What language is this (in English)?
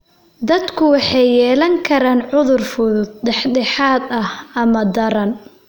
Somali